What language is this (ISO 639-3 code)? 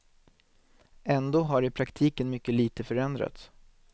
swe